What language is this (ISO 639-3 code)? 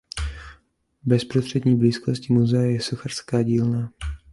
ces